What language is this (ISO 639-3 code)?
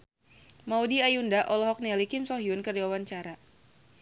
sun